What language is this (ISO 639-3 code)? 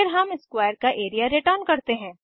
hin